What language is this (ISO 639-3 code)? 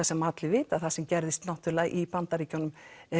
isl